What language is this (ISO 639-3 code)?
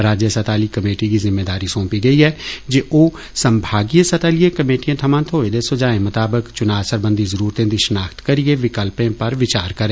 doi